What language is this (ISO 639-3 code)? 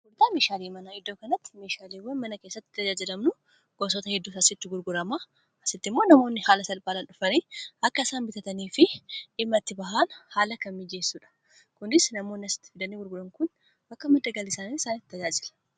orm